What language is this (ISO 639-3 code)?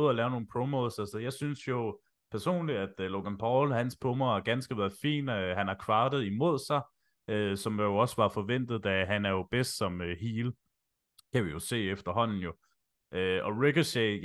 dan